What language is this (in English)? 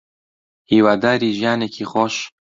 Central Kurdish